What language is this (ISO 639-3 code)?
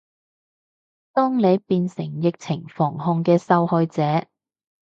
yue